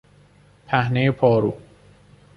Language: Persian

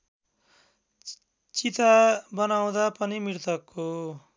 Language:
Nepali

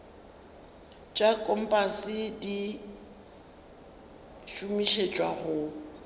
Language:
Northern Sotho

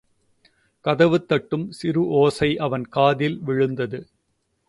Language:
Tamil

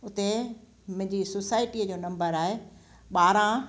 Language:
Sindhi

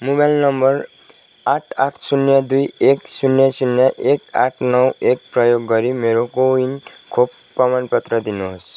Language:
Nepali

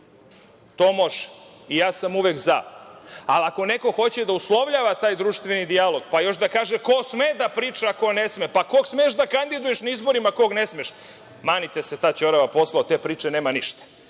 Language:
Serbian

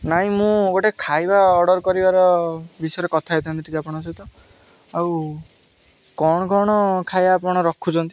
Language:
Odia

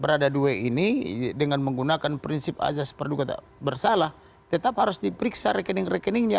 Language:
Indonesian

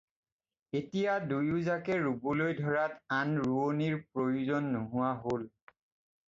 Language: Assamese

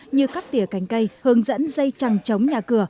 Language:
Vietnamese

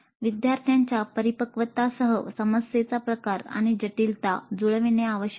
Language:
Marathi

